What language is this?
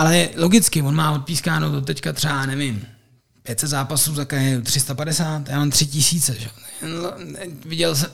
Czech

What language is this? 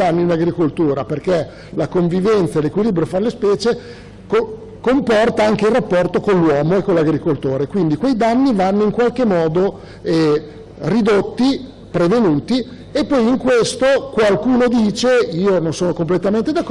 Italian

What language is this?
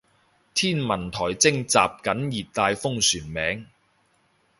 Cantonese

